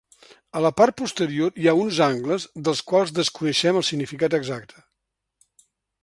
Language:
Catalan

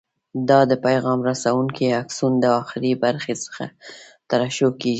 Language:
Pashto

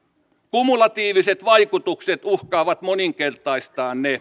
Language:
Finnish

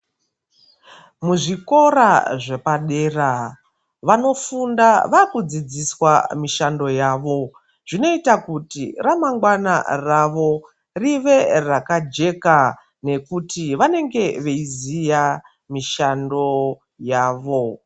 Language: Ndau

